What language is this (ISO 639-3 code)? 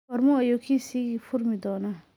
som